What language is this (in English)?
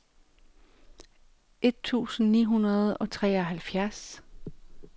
Danish